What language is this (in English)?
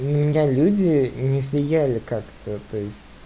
Russian